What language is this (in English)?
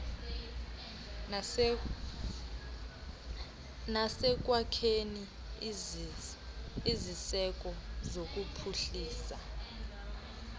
Xhosa